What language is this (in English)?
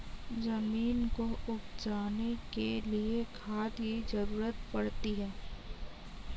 Hindi